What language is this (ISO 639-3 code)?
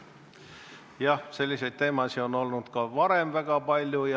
est